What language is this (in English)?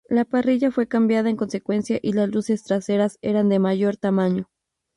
Spanish